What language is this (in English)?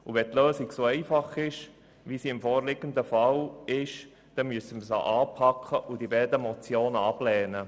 Swiss German